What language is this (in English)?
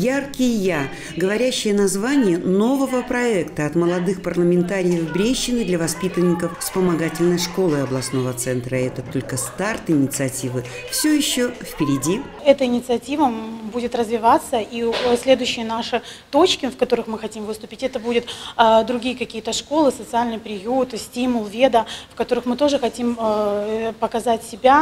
Russian